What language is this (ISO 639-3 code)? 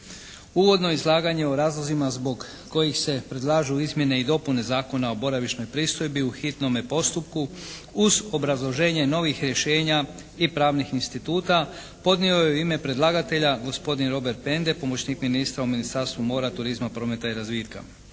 hrv